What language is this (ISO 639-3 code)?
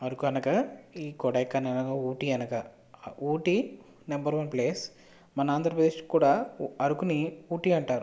tel